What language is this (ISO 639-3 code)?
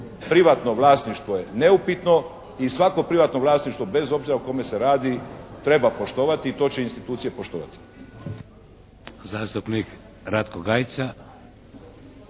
hrv